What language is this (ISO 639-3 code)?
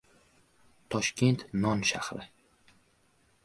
uzb